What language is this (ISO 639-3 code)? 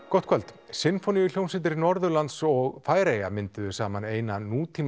isl